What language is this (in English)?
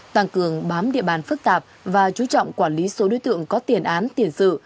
Vietnamese